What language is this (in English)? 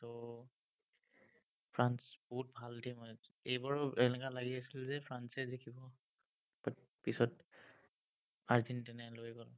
Assamese